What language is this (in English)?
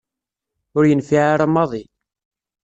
Kabyle